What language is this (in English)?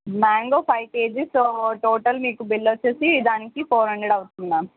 Telugu